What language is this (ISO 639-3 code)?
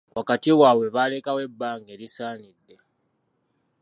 lug